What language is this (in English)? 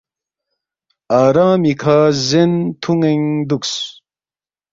Balti